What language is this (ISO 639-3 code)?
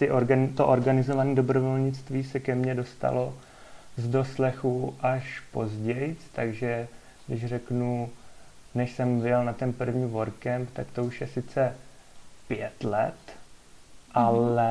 ces